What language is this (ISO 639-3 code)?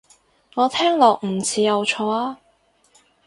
yue